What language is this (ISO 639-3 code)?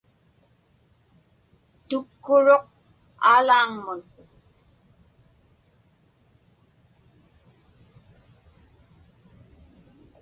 ipk